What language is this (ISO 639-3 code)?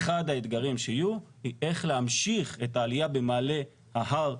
heb